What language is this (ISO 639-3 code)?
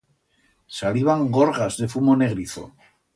arg